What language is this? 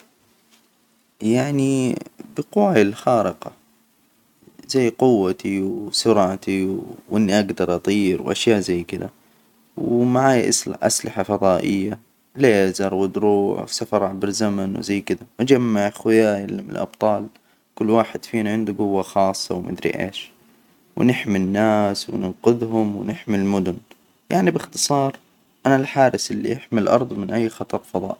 Hijazi Arabic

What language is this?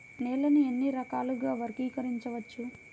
Telugu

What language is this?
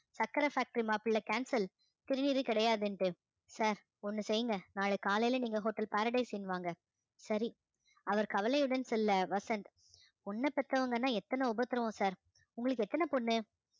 Tamil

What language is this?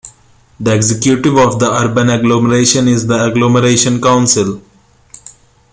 English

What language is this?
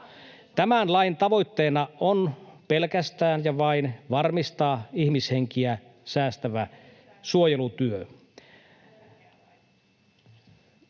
Finnish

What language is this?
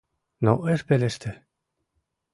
Mari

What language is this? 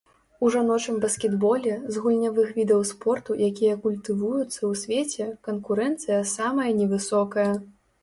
Belarusian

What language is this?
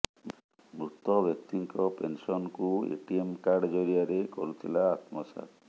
Odia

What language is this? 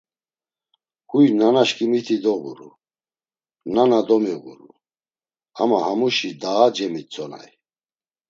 Laz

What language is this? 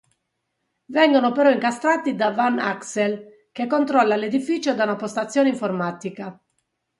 Italian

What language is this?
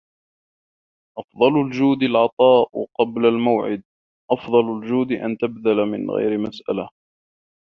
Arabic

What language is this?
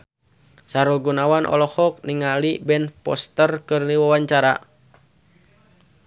Sundanese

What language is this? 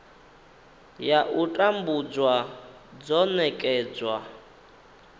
Venda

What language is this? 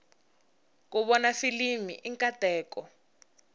Tsonga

